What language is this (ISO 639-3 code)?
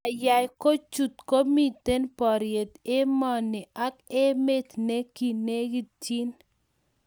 kln